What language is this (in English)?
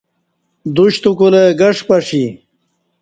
Kati